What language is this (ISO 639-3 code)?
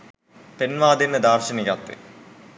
sin